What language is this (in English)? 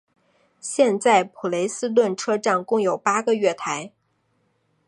Chinese